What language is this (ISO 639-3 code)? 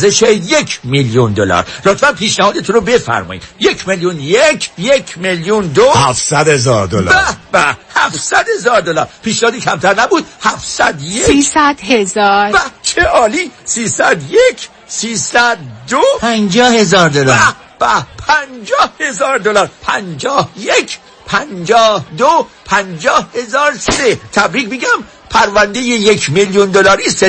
fas